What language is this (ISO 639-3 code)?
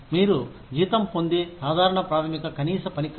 tel